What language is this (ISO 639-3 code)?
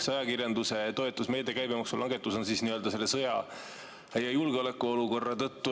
est